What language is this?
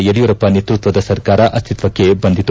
Kannada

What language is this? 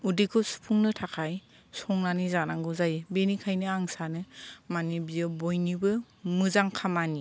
Bodo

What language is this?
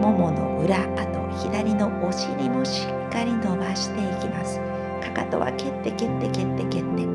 Japanese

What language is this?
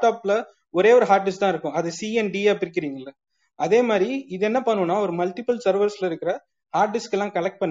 Tamil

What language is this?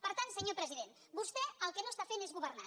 Catalan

